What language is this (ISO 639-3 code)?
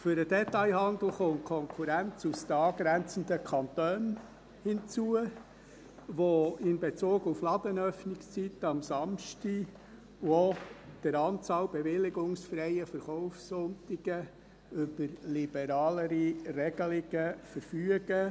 gsw